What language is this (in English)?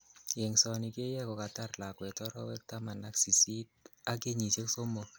Kalenjin